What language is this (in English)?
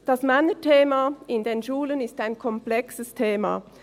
Swiss German